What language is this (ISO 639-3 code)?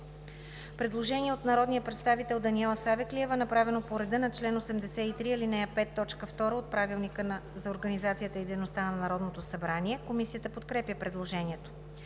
bul